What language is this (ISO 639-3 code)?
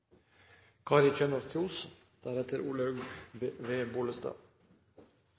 nno